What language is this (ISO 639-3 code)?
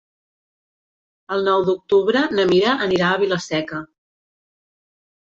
cat